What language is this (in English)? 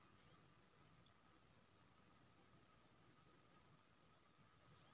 Maithili